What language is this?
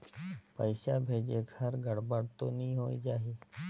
Chhattisgarhi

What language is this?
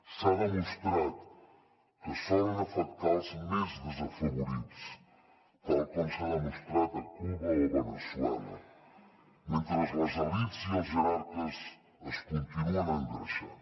Catalan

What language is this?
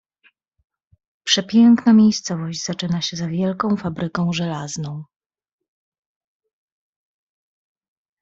Polish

